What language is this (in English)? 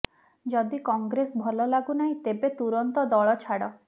Odia